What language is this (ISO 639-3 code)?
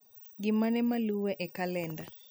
luo